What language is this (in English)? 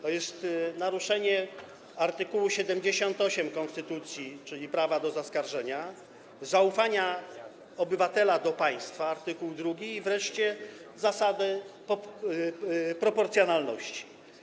Polish